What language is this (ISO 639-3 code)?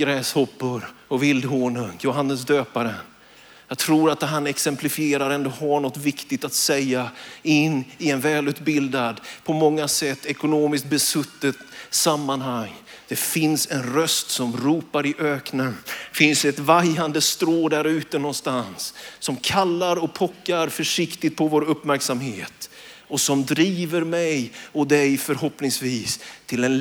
swe